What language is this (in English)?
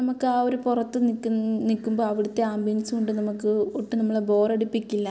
Malayalam